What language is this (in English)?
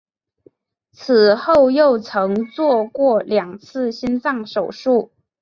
Chinese